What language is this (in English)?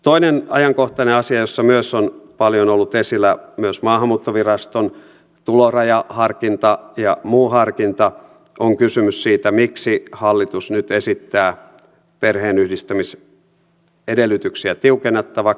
Finnish